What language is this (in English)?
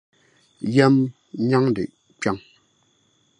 Dagbani